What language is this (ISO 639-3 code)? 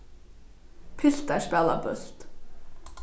fao